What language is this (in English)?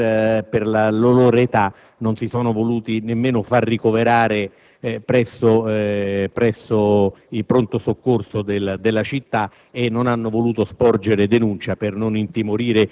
Italian